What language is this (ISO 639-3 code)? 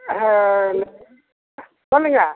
tam